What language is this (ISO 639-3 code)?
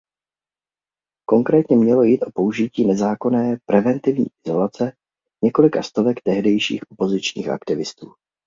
ces